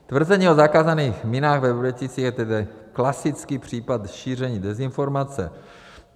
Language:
Czech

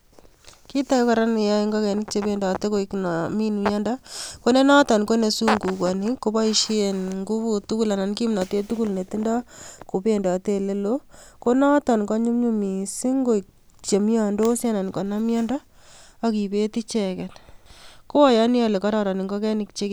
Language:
Kalenjin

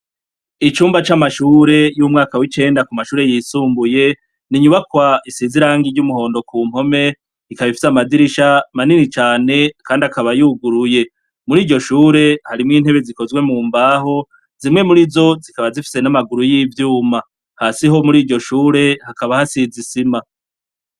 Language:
Rundi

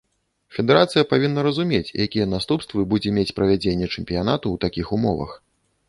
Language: Belarusian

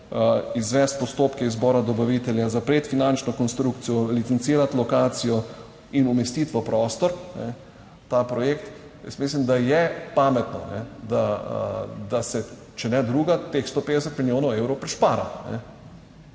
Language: Slovenian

